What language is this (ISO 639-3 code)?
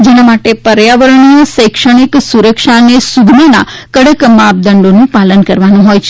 guj